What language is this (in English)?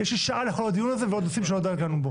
Hebrew